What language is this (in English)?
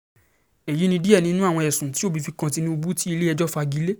Yoruba